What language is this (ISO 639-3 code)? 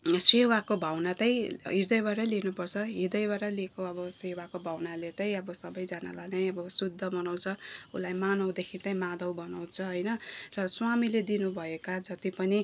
nep